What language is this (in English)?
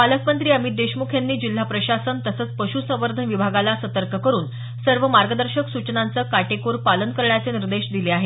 Marathi